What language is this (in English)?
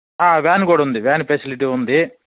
Telugu